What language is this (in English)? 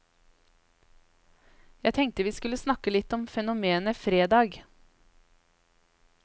Norwegian